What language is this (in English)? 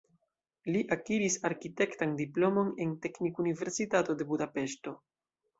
Esperanto